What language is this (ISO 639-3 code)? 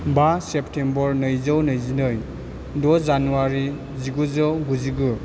brx